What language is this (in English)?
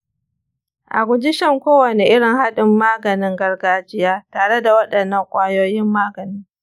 Hausa